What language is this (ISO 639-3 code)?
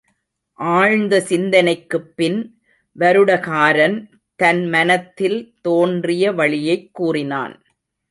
tam